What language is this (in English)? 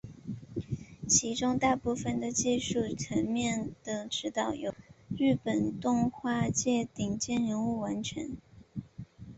Chinese